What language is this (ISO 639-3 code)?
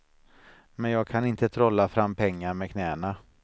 swe